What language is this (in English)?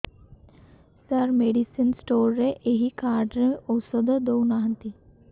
Odia